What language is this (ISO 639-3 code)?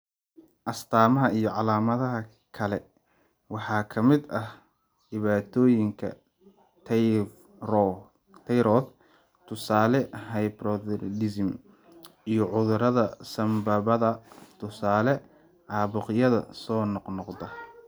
som